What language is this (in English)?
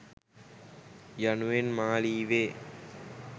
Sinhala